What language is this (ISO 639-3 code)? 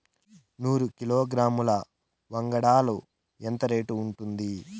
tel